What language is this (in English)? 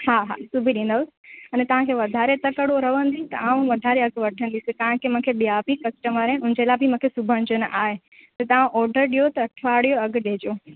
Sindhi